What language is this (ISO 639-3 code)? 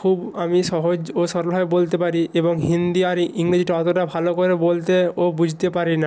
ben